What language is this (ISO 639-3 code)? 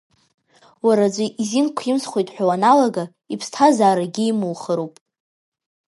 abk